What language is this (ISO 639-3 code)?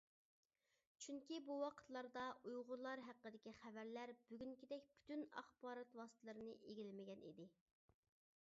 uig